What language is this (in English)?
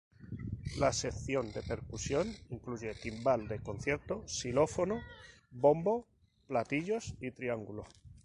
Spanish